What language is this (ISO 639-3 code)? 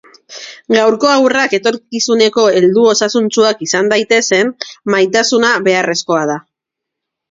eus